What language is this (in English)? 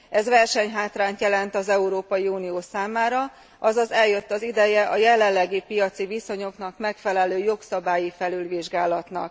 Hungarian